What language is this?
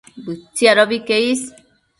Matsés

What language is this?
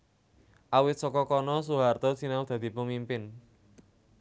Javanese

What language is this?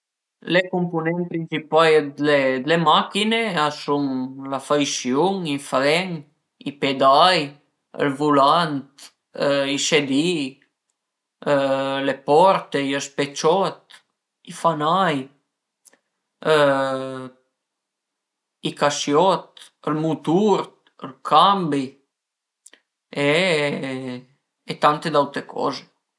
Piedmontese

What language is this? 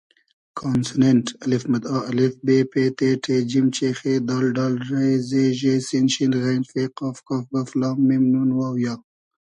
Hazaragi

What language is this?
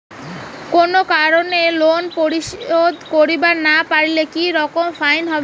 Bangla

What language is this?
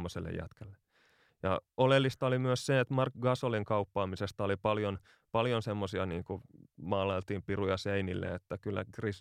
Finnish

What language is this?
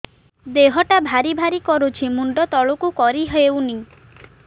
Odia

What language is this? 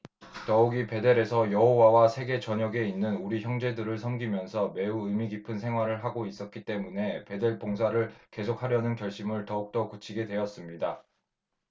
Korean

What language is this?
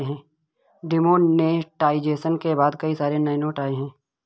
Hindi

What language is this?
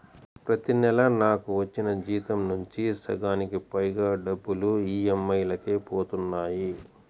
Telugu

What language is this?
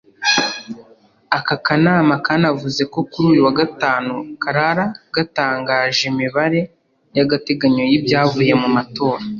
Kinyarwanda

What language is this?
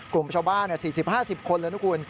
Thai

